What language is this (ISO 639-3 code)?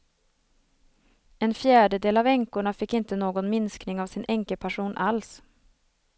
swe